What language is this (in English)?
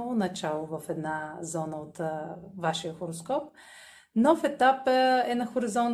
Bulgarian